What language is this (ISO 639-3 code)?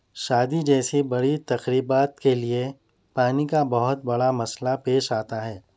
urd